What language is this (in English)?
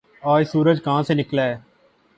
Urdu